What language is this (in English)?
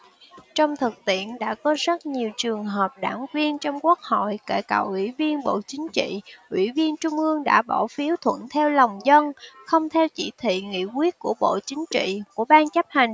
Vietnamese